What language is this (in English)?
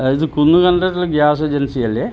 Malayalam